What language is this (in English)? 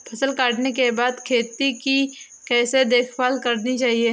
Hindi